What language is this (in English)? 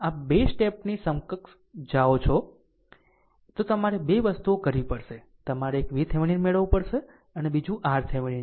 Gujarati